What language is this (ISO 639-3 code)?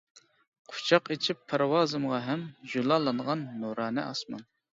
uig